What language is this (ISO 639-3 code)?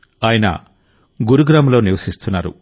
tel